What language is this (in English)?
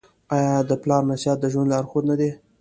Pashto